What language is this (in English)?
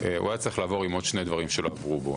Hebrew